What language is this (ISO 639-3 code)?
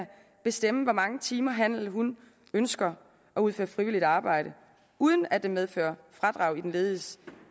dan